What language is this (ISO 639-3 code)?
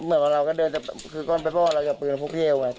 tha